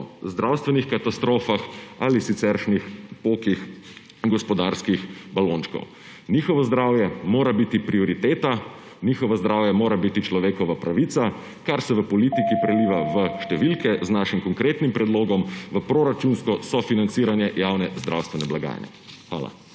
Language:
Slovenian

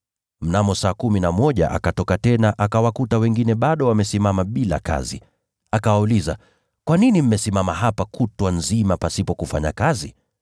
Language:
Swahili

